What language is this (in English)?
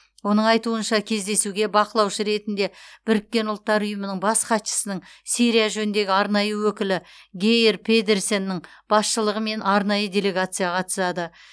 Kazakh